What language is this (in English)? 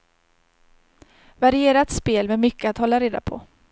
Swedish